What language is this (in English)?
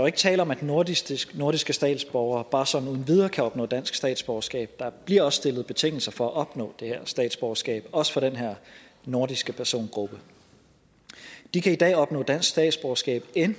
Danish